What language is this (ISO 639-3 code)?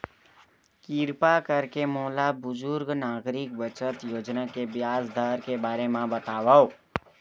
hne